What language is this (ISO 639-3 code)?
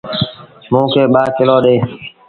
sbn